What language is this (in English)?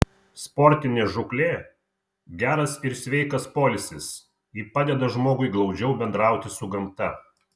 Lithuanian